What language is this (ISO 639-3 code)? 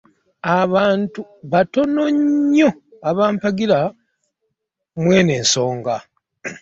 lug